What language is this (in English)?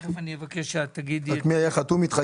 Hebrew